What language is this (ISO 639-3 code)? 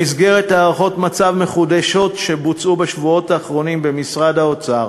heb